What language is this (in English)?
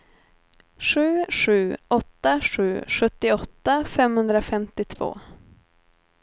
Swedish